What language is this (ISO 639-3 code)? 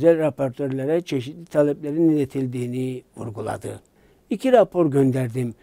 tur